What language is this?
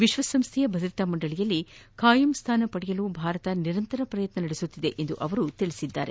Kannada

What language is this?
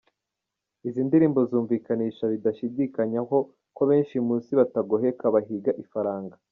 Kinyarwanda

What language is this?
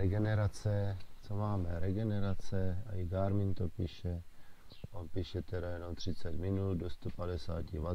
Czech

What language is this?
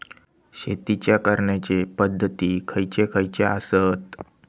Marathi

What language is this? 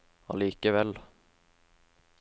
Norwegian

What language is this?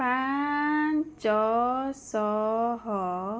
Odia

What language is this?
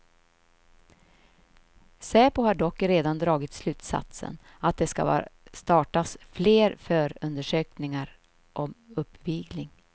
Swedish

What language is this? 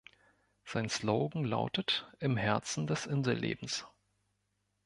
German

